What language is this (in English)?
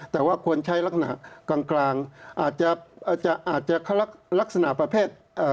Thai